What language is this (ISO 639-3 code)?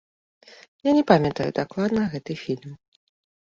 bel